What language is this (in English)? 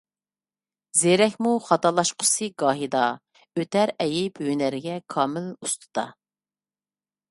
Uyghur